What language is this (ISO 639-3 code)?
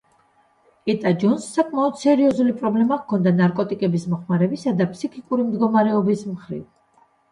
kat